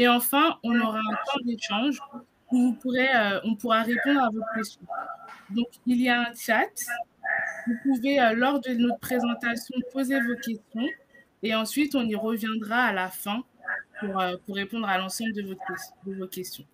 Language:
French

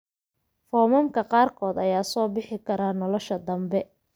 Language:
Somali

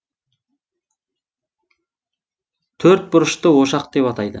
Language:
Kazakh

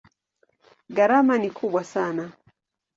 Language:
Swahili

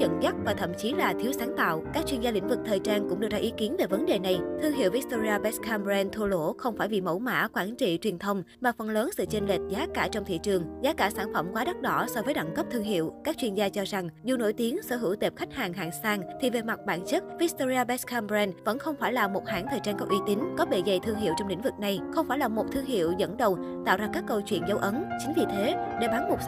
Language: Vietnamese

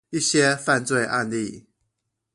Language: Chinese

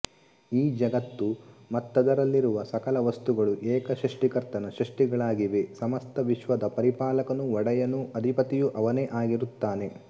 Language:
Kannada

